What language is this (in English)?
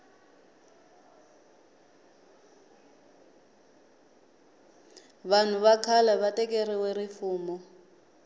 Tsonga